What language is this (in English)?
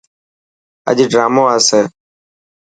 Dhatki